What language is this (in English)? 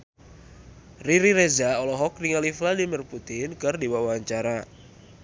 Sundanese